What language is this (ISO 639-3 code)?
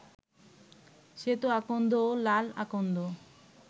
ben